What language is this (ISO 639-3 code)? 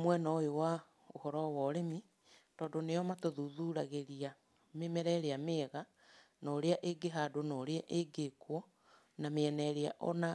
kik